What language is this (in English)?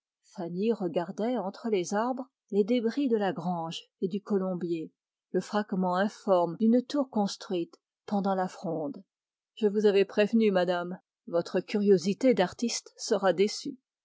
French